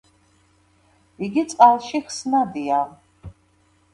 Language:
Georgian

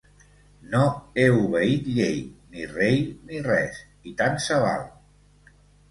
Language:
Catalan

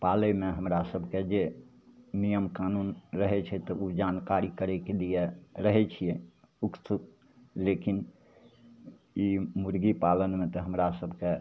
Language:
Maithili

